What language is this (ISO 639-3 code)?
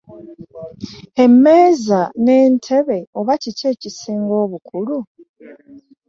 lug